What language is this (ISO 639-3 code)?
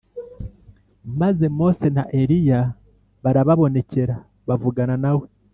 kin